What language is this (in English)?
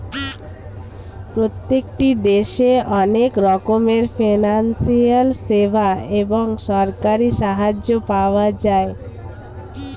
Bangla